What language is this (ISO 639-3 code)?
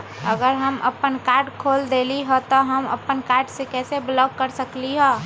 mag